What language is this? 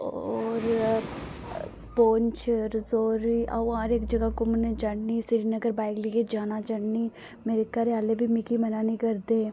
Dogri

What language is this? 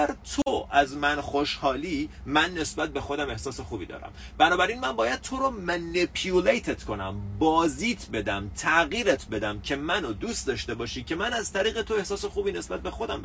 Persian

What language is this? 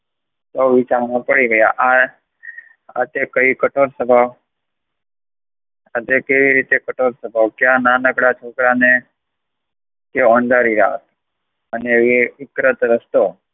Gujarati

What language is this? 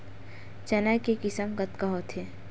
Chhattisgarhi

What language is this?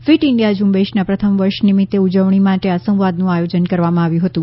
Gujarati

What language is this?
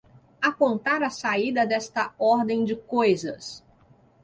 Portuguese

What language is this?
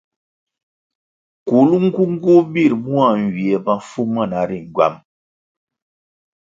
Kwasio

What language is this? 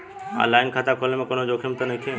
Bhojpuri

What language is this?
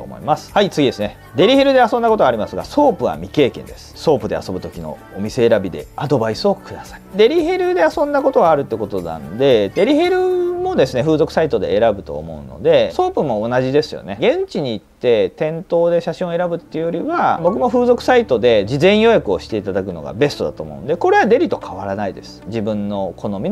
Japanese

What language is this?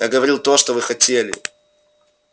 Russian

